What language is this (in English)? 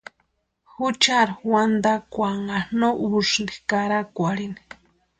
Western Highland Purepecha